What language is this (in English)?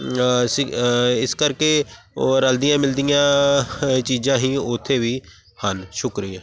Punjabi